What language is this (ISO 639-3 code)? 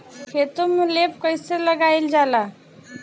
bho